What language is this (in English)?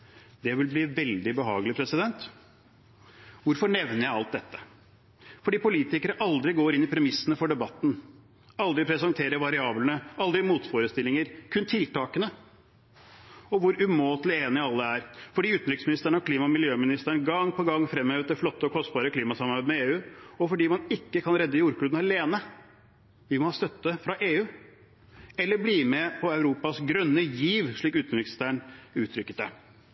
Norwegian Bokmål